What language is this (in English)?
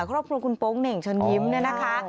Thai